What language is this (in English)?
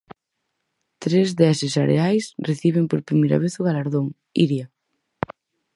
Galician